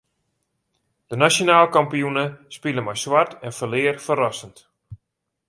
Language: Western Frisian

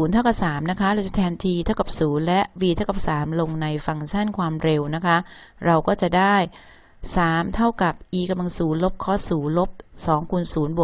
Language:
Thai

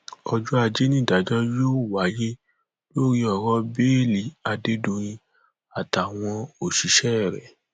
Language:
Yoruba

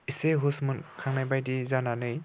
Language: Bodo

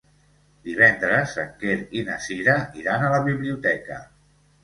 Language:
Catalan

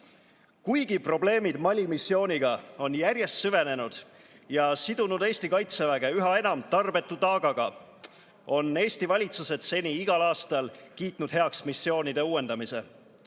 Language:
Estonian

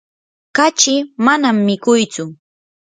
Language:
Yanahuanca Pasco Quechua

